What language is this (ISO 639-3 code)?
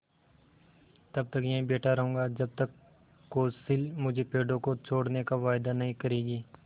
hin